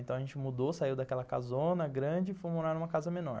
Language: Portuguese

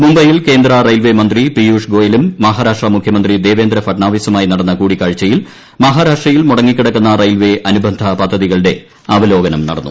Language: Malayalam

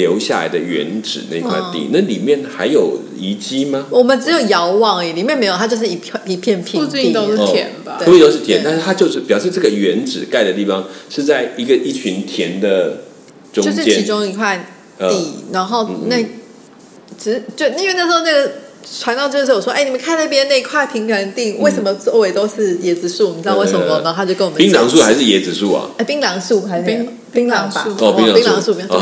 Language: Chinese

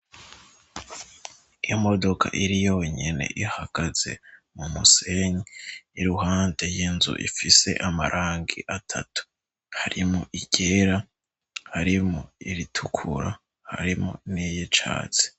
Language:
Rundi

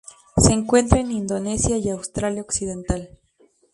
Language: Spanish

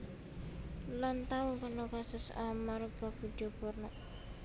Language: Javanese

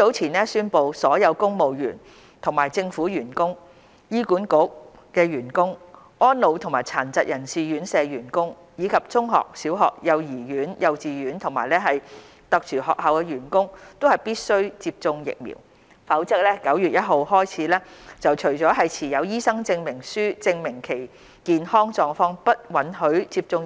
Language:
Cantonese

